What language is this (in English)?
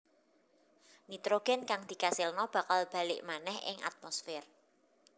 Javanese